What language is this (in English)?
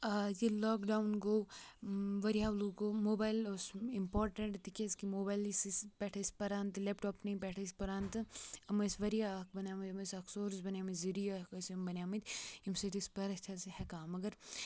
Kashmiri